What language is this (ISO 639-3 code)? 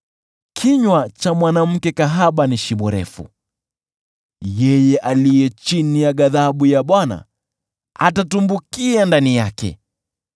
swa